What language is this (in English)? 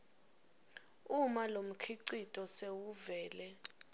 Swati